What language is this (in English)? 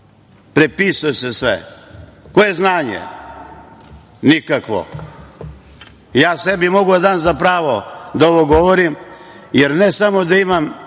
Serbian